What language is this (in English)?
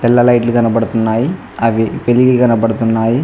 Telugu